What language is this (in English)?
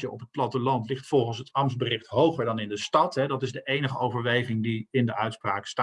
Dutch